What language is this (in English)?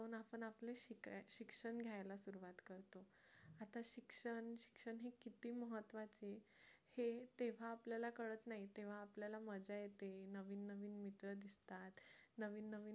Marathi